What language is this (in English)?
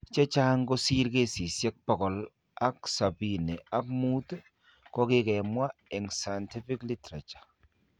Kalenjin